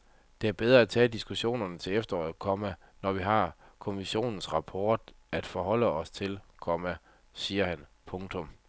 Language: Danish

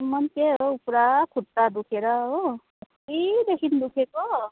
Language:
Nepali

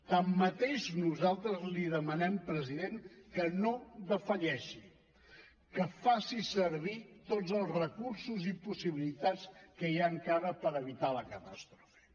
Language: Catalan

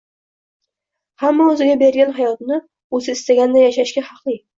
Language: Uzbek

